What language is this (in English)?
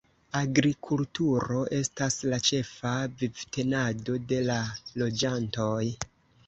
Esperanto